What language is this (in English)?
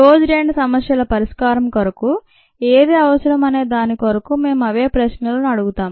Telugu